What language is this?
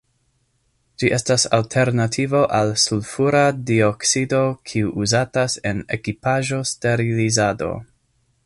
Esperanto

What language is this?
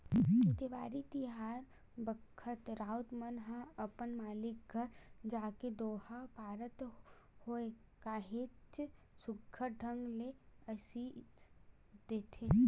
Chhattisgarhi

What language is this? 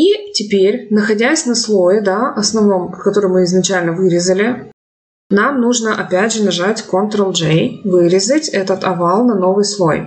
Russian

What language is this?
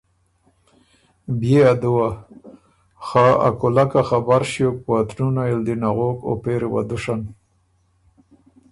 Ormuri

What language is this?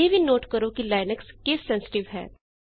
Punjabi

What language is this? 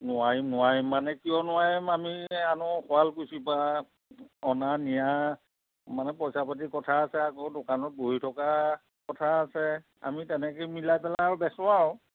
Assamese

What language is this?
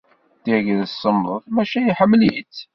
Kabyle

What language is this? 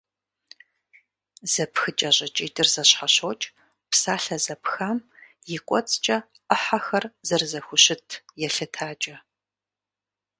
Kabardian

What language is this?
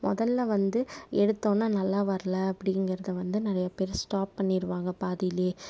Tamil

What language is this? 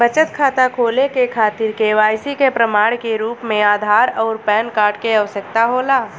Bhojpuri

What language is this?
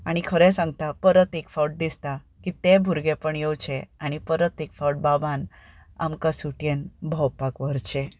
Konkani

